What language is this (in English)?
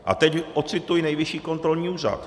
Czech